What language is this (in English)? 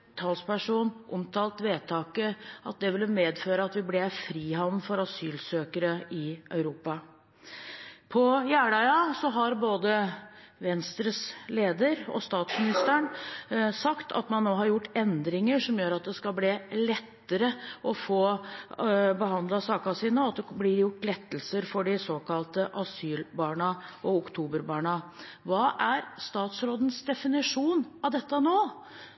Norwegian Bokmål